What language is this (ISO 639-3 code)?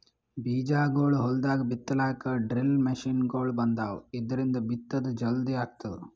kan